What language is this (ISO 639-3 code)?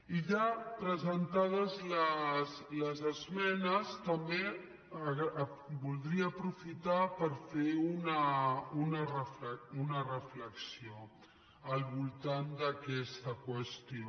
cat